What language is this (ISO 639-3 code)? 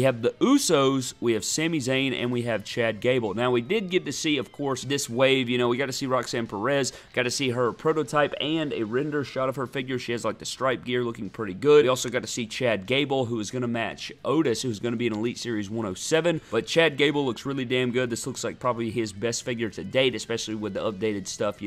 eng